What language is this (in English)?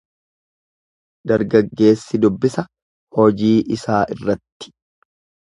Oromo